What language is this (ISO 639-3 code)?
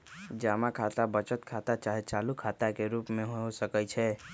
mag